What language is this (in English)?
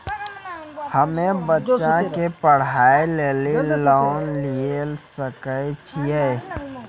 Maithili